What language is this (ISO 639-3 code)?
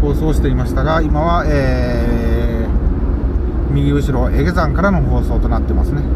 jpn